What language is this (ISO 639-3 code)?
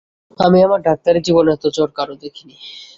ben